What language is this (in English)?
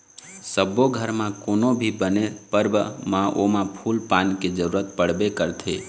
Chhattisgarhi